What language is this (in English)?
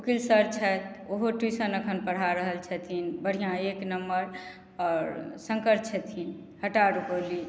Maithili